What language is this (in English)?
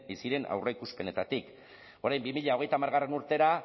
Basque